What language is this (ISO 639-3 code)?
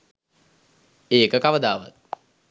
sin